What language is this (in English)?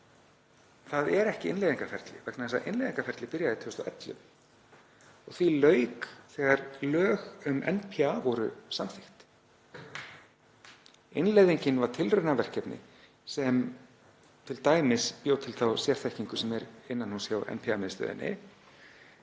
Icelandic